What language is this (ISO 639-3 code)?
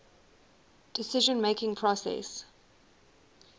eng